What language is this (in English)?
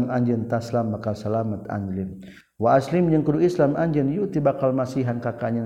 Malay